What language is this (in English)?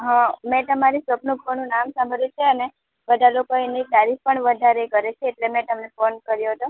Gujarati